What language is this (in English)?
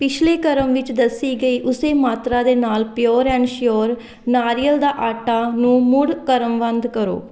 Punjabi